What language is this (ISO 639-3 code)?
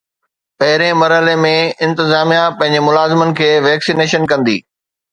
snd